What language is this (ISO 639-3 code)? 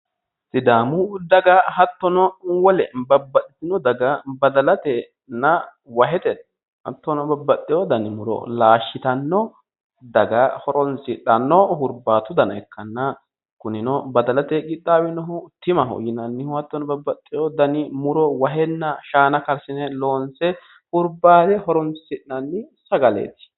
sid